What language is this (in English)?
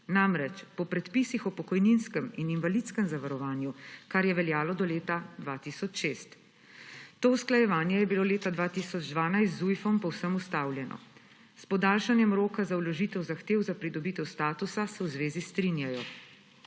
Slovenian